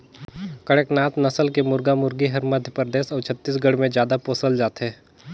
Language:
Chhattisgarhi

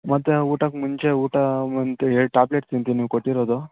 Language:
Kannada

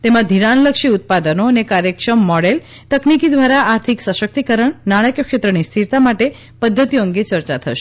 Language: Gujarati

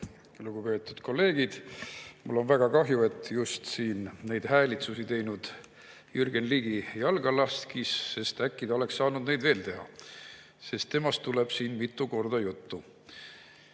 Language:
Estonian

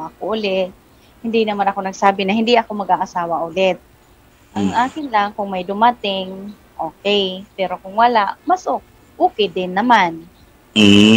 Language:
Filipino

